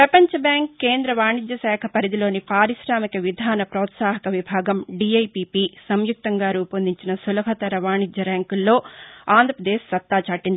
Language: Telugu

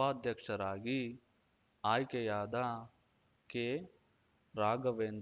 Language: Kannada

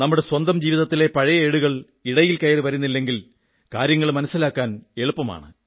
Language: Malayalam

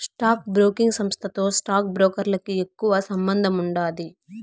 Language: Telugu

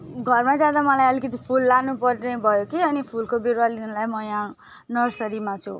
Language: Nepali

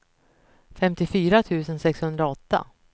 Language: Swedish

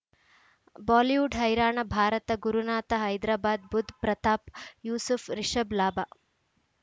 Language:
Kannada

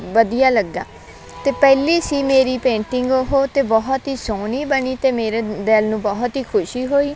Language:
Punjabi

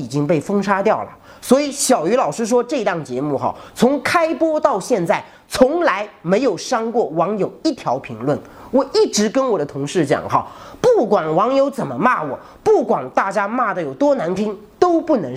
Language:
Chinese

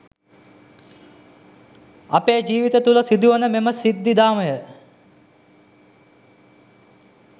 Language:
Sinhala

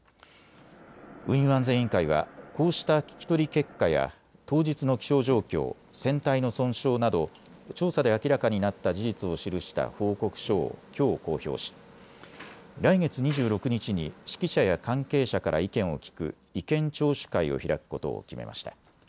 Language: Japanese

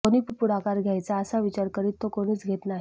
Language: Marathi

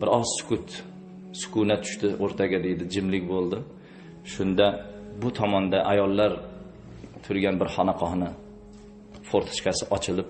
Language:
Uzbek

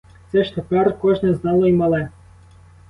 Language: Ukrainian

